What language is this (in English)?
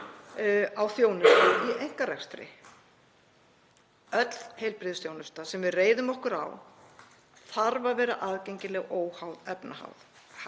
Icelandic